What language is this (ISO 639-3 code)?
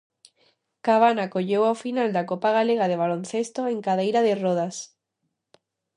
glg